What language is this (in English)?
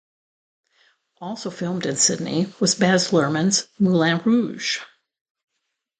English